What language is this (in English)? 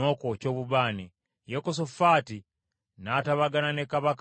Ganda